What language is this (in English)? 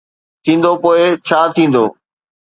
Sindhi